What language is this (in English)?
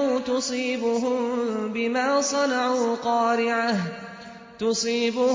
Arabic